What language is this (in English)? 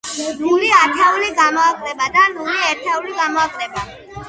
Georgian